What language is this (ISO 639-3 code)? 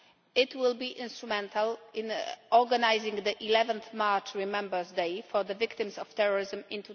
eng